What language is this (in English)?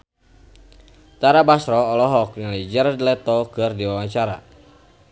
Sundanese